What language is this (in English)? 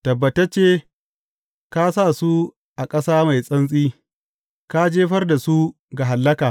Hausa